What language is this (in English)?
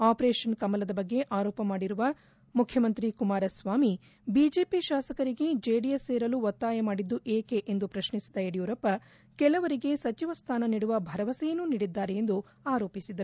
Kannada